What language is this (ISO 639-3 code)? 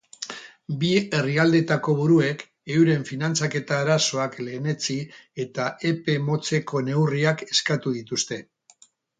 eus